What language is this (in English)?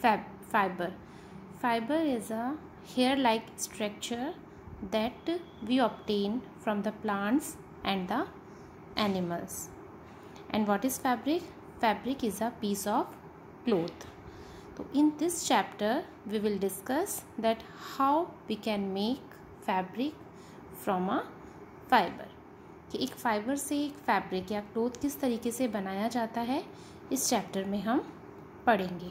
Hindi